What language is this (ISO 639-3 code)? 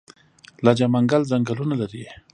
pus